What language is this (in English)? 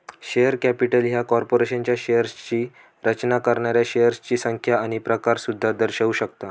Marathi